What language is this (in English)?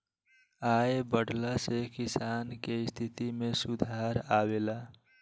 Bhojpuri